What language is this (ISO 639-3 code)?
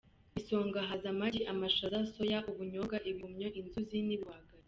kin